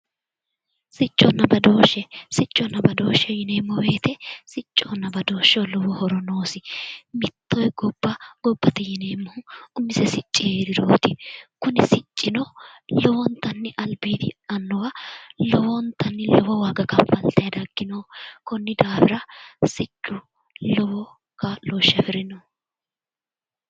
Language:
Sidamo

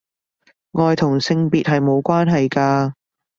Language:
Cantonese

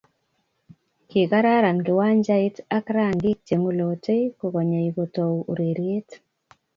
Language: Kalenjin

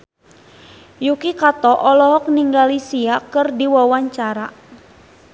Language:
Sundanese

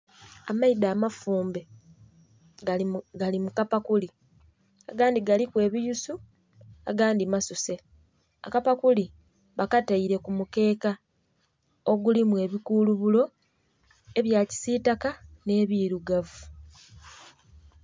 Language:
Soga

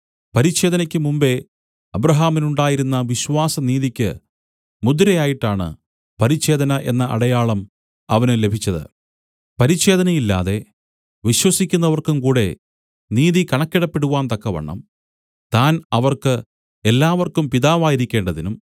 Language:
Malayalam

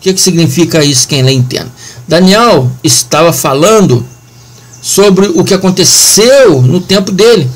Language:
Portuguese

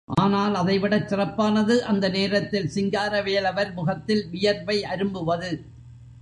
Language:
Tamil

